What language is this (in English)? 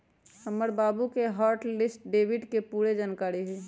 Magahi